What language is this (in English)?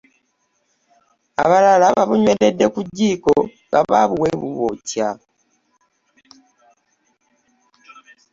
Ganda